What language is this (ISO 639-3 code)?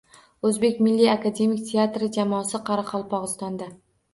uzb